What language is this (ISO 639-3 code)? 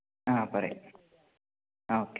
mal